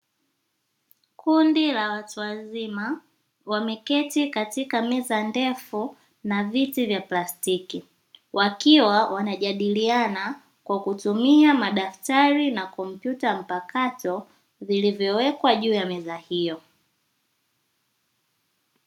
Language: Swahili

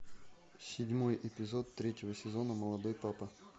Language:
Russian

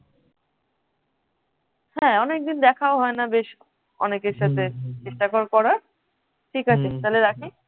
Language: Bangla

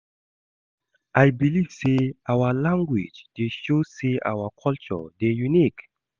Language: Nigerian Pidgin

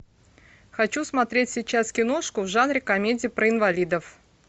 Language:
Russian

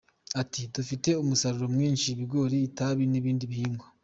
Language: Kinyarwanda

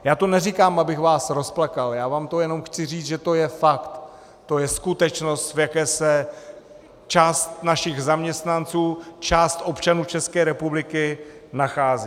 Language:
Czech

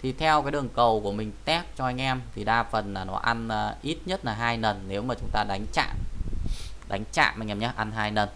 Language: Vietnamese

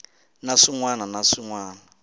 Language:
Tsonga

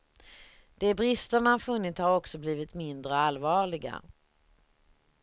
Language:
Swedish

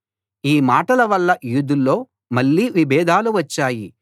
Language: Telugu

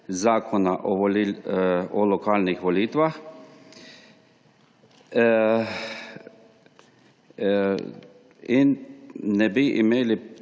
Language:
Slovenian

